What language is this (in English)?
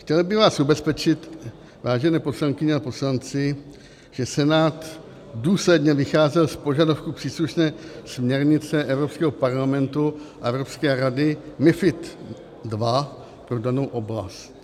Czech